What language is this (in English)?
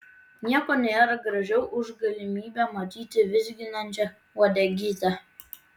Lithuanian